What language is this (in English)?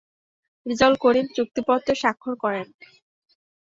Bangla